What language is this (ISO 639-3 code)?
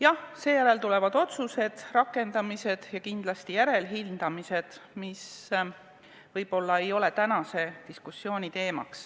est